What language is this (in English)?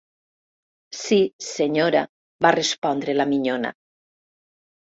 Catalan